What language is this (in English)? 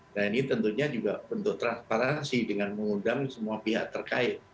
Indonesian